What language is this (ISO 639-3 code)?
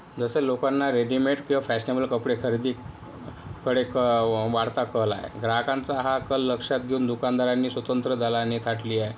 mar